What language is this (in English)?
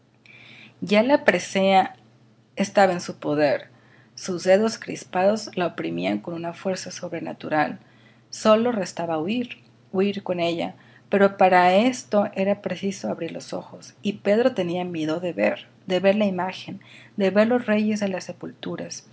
Spanish